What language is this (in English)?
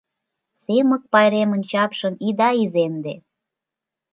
Mari